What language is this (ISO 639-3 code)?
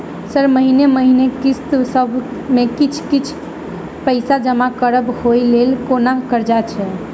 mai